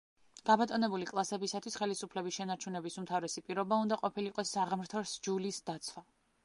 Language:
Georgian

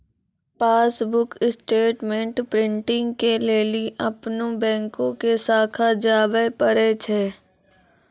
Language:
Maithili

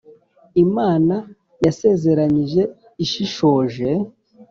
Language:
Kinyarwanda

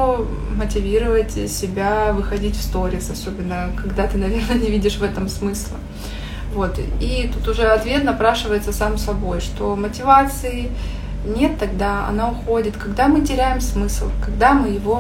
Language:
Russian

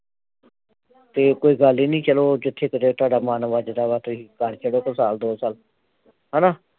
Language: Punjabi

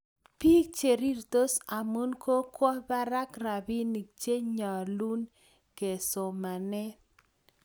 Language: Kalenjin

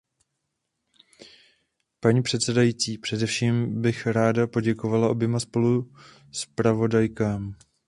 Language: Czech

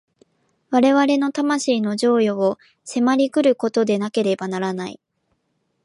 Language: Japanese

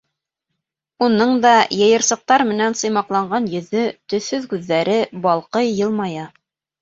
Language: Bashkir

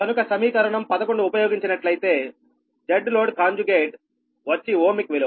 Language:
Telugu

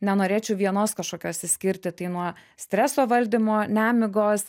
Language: Lithuanian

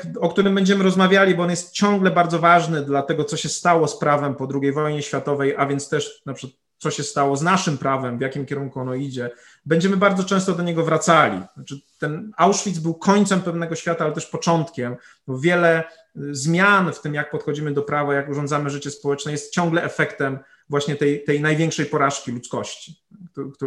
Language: Polish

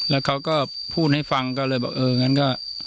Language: Thai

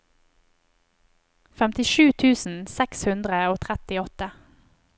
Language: Norwegian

